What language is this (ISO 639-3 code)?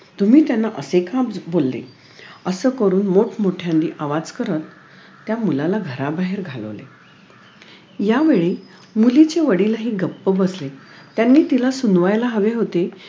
mar